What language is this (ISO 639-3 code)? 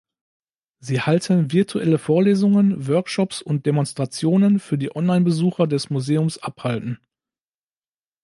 deu